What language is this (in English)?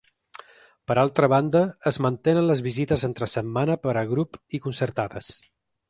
Catalan